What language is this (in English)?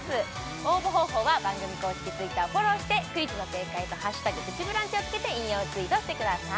Japanese